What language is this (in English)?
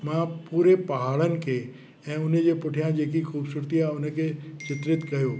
Sindhi